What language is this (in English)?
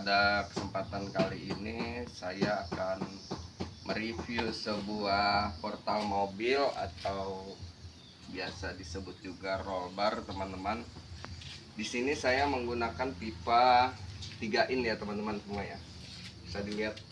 Indonesian